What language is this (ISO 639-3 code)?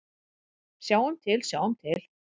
isl